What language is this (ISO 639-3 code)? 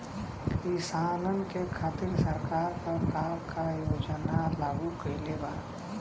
bho